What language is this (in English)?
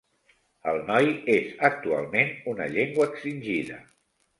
Catalan